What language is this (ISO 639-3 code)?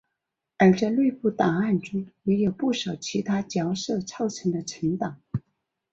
zho